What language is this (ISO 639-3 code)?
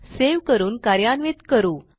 mar